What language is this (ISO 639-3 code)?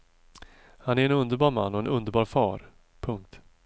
swe